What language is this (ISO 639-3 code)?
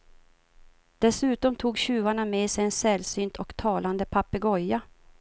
swe